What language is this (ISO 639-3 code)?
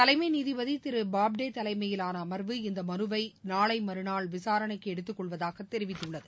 tam